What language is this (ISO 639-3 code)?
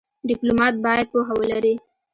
pus